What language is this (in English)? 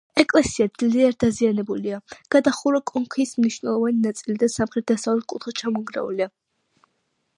Georgian